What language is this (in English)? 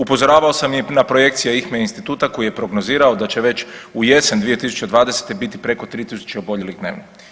Croatian